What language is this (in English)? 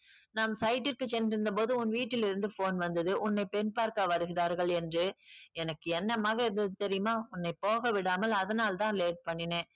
Tamil